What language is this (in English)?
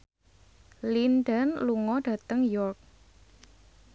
Javanese